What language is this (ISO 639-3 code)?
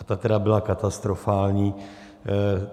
ces